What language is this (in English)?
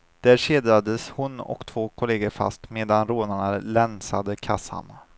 Swedish